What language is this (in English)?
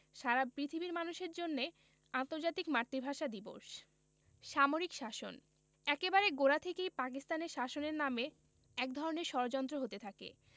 Bangla